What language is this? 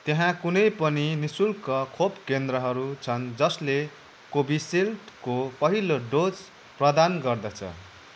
Nepali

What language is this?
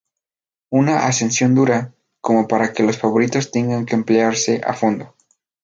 Spanish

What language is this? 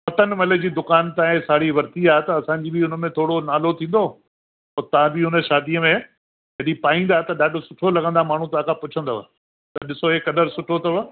Sindhi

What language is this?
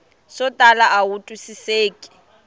Tsonga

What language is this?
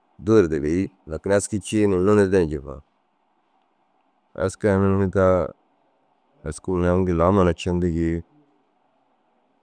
Dazaga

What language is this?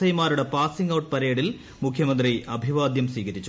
Malayalam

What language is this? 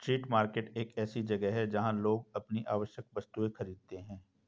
Hindi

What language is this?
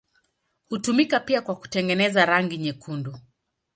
Swahili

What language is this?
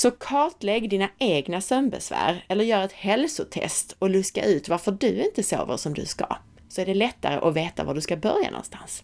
Swedish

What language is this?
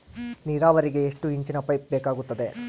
Kannada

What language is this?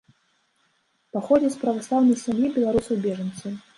Belarusian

